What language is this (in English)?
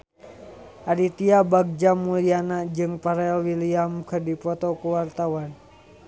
Sundanese